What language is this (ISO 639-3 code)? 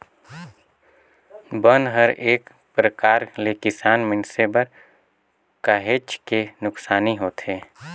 hne